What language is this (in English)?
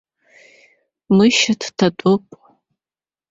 Abkhazian